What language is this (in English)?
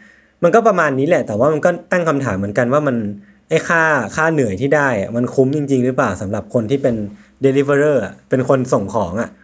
Thai